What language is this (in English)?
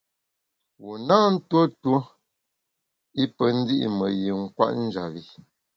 Bamun